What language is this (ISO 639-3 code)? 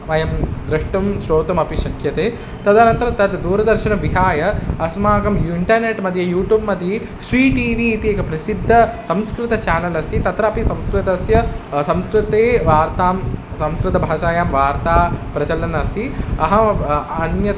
san